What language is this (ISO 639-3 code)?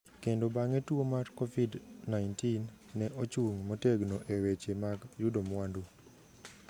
luo